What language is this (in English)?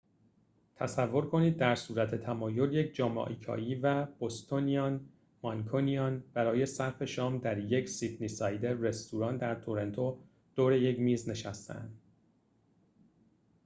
Persian